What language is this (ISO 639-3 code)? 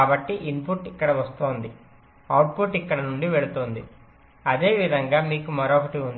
tel